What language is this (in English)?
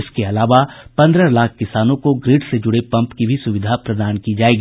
Hindi